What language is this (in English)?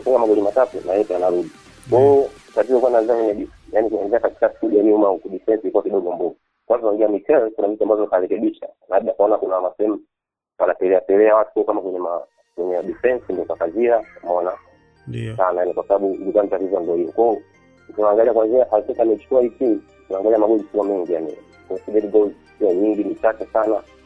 Swahili